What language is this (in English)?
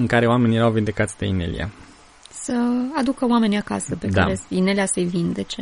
Romanian